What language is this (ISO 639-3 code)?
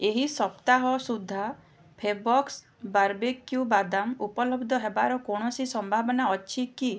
ori